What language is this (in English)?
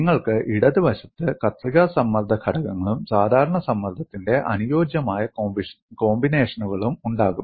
Malayalam